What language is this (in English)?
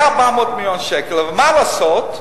Hebrew